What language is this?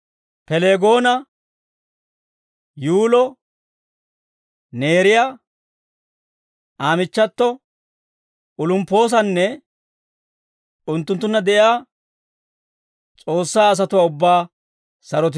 Dawro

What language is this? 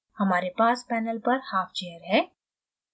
Hindi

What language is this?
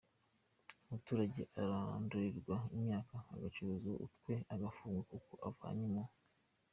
Kinyarwanda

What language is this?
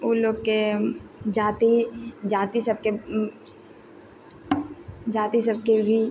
Maithili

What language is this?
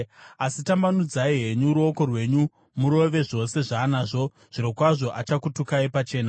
Shona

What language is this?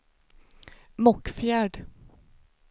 Swedish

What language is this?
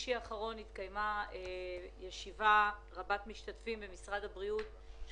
Hebrew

